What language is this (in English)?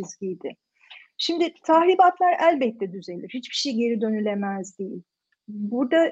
Turkish